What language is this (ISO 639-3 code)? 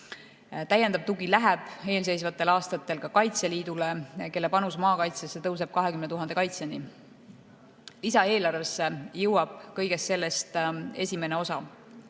est